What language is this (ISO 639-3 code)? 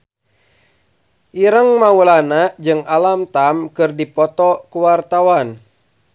sun